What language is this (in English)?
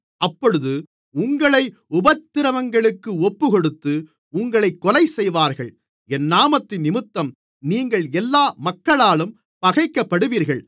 Tamil